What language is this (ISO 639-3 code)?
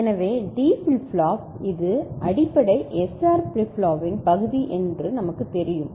tam